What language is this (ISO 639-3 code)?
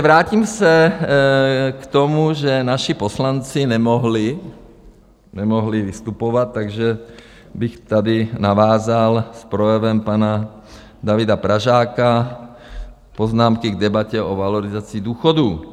ces